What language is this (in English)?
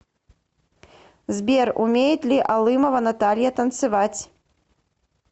Russian